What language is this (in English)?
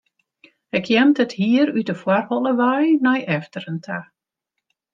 Western Frisian